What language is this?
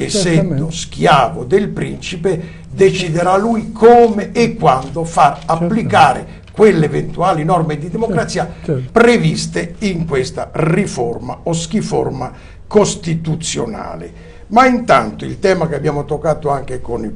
Italian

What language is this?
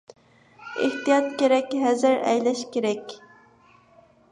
Uyghur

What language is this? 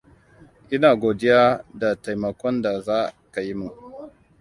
Hausa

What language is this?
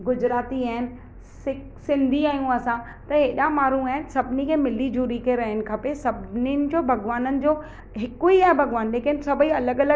Sindhi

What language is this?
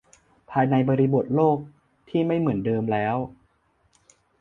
Thai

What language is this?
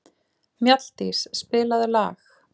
Icelandic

